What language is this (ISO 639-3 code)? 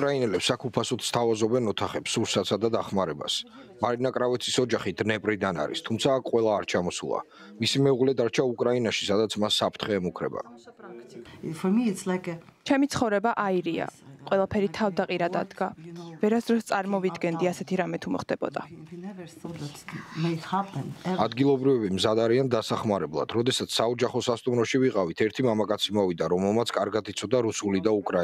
ron